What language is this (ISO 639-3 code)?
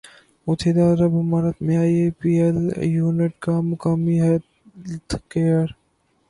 urd